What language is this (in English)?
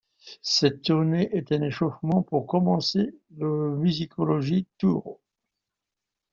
French